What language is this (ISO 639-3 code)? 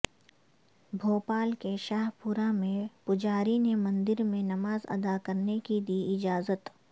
urd